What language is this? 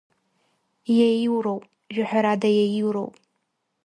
Abkhazian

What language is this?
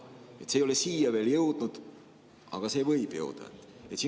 Estonian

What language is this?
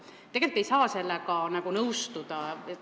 Estonian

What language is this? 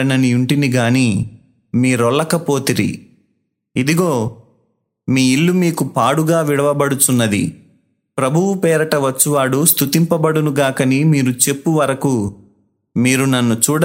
Telugu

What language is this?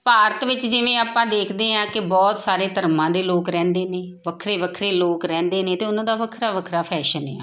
Punjabi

